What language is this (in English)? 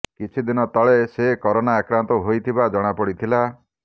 Odia